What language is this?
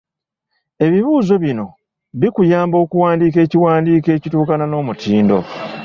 Ganda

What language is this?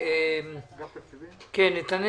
Hebrew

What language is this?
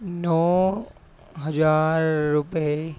Punjabi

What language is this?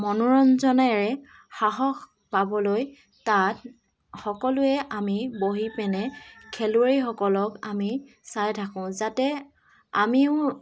Assamese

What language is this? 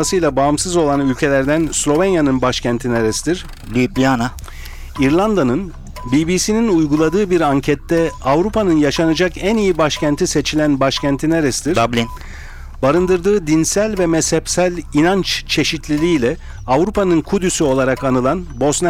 Turkish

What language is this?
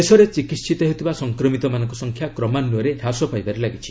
Odia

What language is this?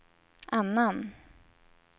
Swedish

